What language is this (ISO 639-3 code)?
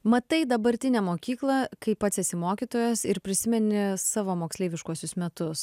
lit